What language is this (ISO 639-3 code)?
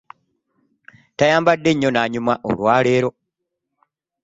lug